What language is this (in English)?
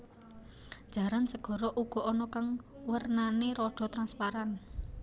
Javanese